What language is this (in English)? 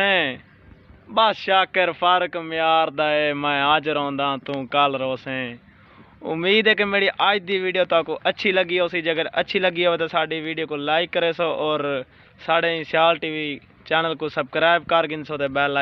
Hindi